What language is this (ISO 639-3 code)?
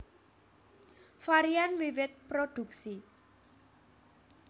jav